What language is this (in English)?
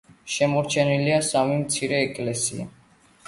Georgian